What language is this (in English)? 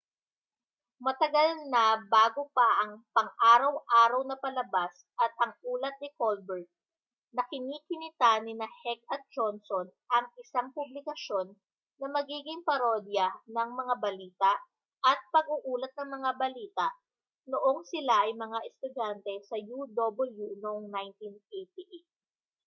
Filipino